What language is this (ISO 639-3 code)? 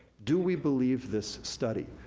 eng